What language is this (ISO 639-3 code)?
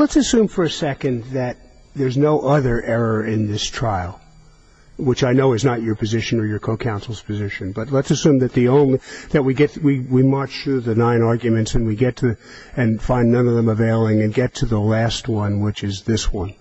eng